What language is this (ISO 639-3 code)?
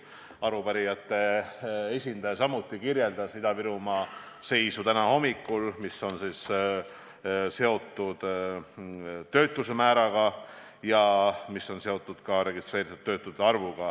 est